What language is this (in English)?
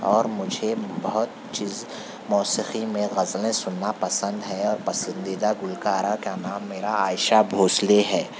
Urdu